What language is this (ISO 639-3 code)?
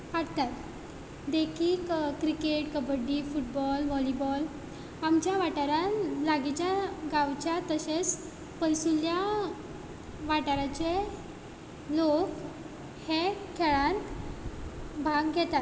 kok